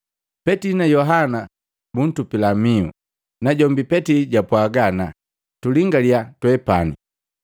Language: Matengo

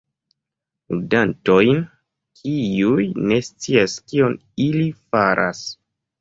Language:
Esperanto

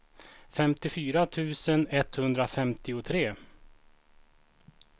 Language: Swedish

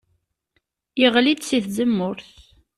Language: Kabyle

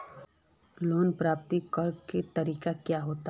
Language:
Magahi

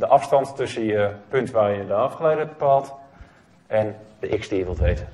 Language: Dutch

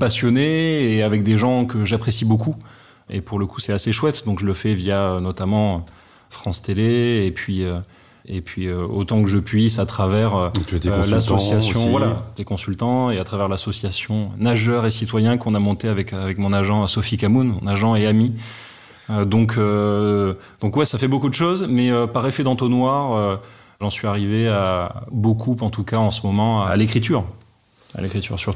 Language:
French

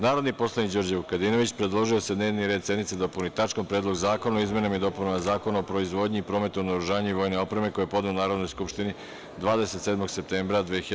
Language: Serbian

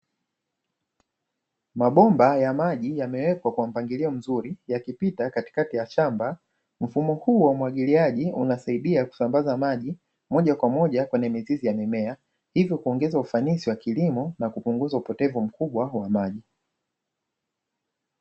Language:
Swahili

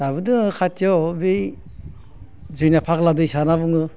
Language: Bodo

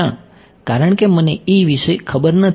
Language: Gujarati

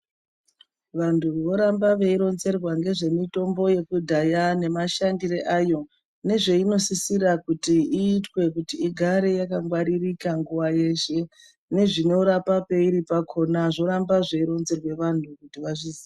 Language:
Ndau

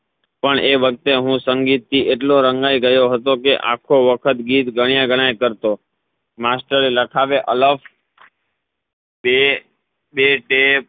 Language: Gujarati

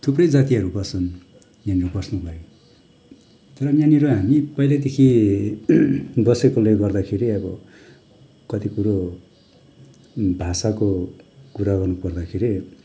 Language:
Nepali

